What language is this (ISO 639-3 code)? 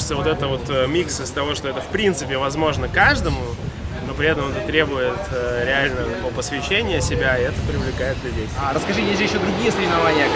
rus